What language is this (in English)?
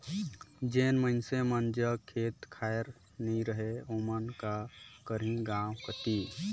Chhattisgarhi